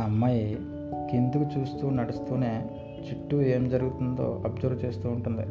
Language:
Telugu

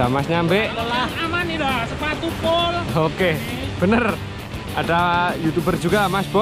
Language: Indonesian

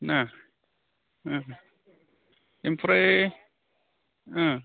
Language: Bodo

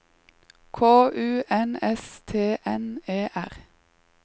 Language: Norwegian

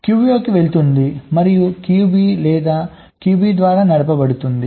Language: Telugu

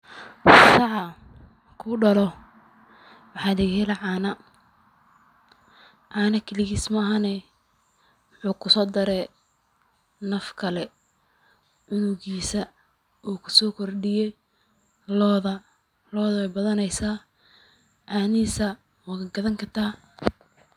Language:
Somali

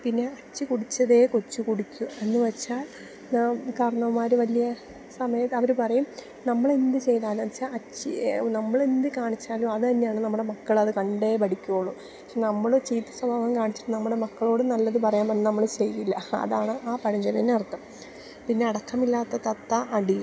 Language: Malayalam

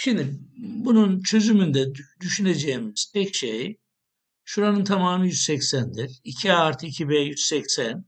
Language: Turkish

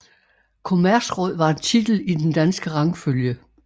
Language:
Danish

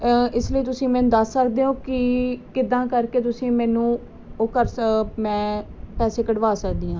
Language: Punjabi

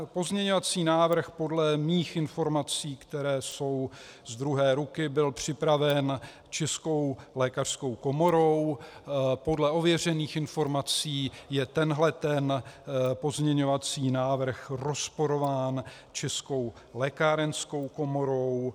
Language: Czech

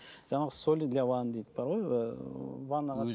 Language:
Kazakh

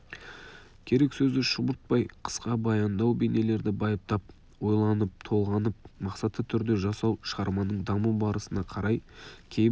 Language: Kazakh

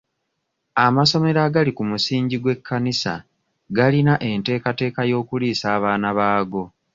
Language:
Ganda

